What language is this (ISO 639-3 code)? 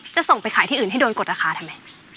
tha